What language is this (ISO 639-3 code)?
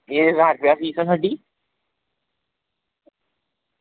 doi